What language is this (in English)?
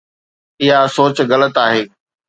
Sindhi